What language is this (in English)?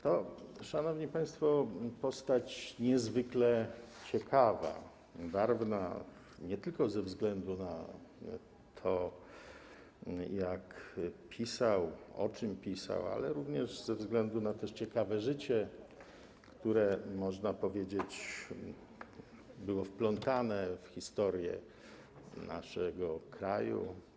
Polish